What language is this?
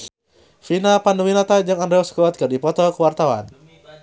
Sundanese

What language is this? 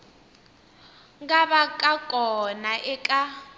Tsonga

